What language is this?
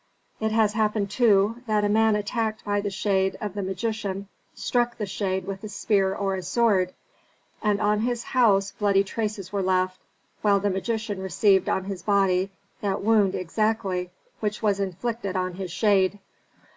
English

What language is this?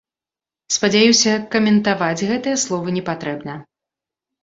Belarusian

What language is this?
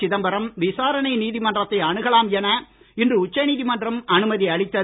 Tamil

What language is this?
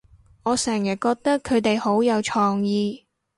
Cantonese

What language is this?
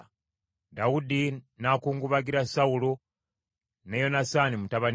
Ganda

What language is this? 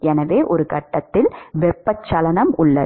Tamil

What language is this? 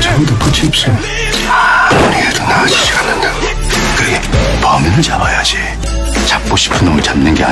Korean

